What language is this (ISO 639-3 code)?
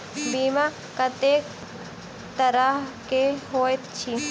mai